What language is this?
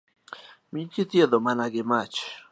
Luo (Kenya and Tanzania)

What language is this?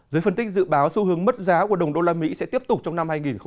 Vietnamese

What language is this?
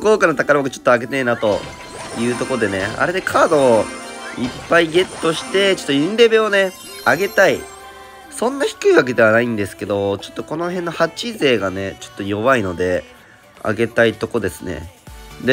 Japanese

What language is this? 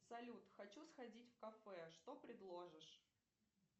Russian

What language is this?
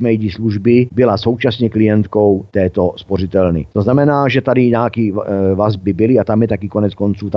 Czech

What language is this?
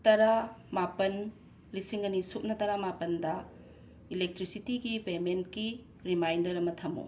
Manipuri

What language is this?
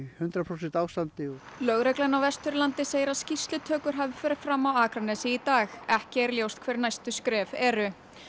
Icelandic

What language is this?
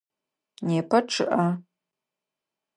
Adyghe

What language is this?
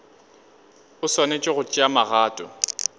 Northern Sotho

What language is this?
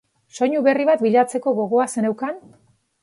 Basque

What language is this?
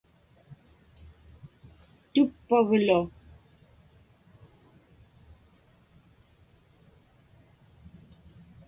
Inupiaq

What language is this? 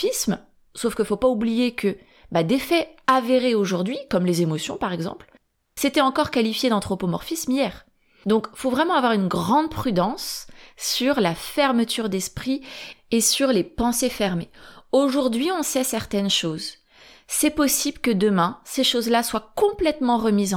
French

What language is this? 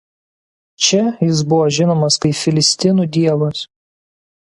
Lithuanian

